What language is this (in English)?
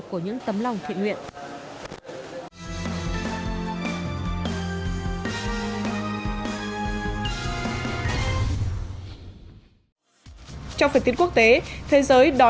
Vietnamese